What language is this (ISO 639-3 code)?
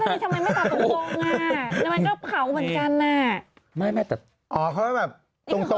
tha